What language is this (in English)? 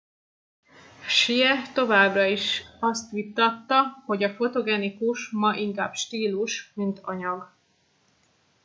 Hungarian